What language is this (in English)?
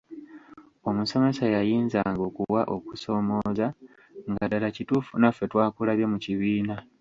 Ganda